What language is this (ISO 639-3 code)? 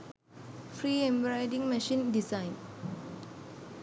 sin